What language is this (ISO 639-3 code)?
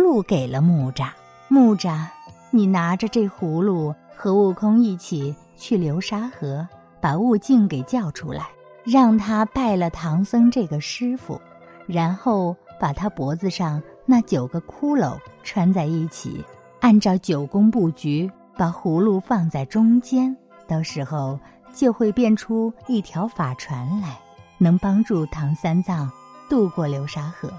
zho